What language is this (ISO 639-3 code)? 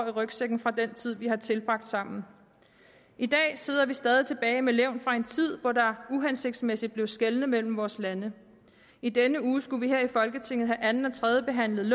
dan